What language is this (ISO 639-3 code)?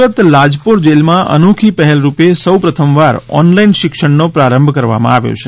guj